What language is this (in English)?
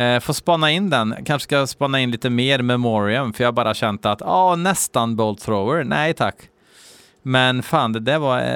Swedish